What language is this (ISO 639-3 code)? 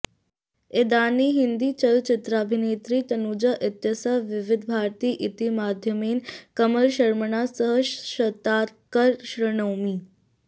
san